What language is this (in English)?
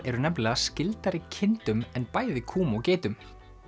Icelandic